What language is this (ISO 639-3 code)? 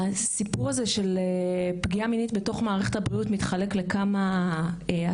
heb